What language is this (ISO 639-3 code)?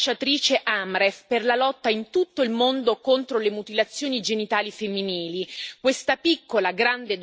ita